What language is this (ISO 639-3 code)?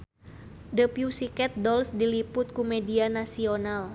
sun